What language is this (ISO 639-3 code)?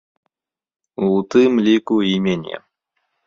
bel